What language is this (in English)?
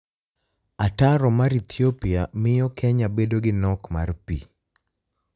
Luo (Kenya and Tanzania)